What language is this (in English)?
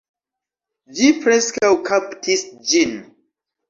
Esperanto